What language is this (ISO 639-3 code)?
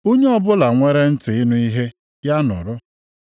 ibo